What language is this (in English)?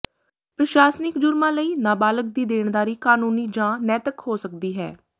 Punjabi